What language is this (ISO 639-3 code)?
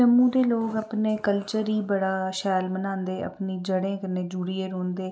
doi